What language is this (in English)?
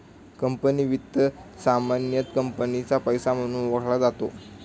Marathi